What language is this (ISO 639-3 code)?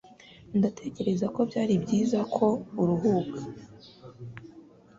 kin